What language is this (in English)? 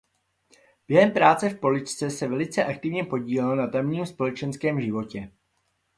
Czech